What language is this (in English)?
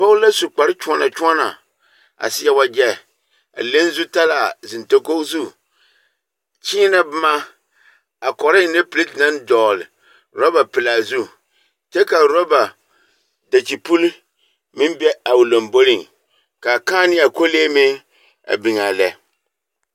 Southern Dagaare